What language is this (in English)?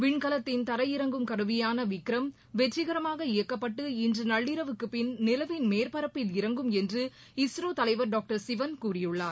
Tamil